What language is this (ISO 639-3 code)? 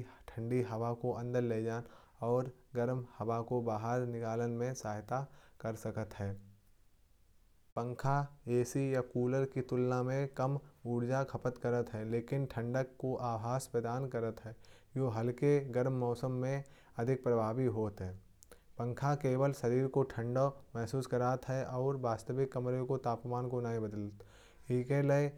bjj